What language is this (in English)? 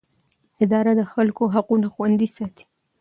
Pashto